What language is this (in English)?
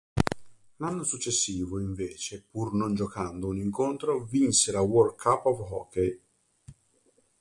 Italian